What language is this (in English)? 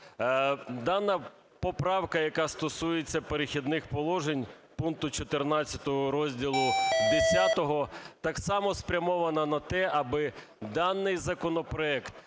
Ukrainian